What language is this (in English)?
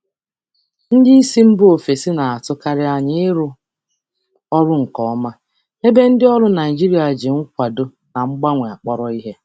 Igbo